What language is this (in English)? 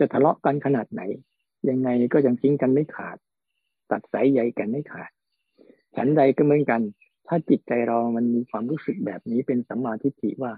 Thai